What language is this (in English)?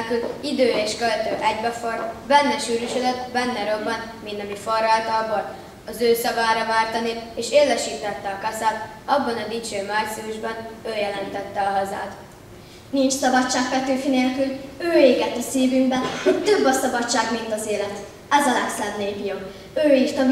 Hungarian